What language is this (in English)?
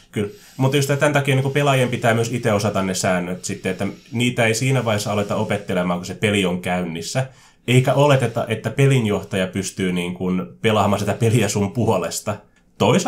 Finnish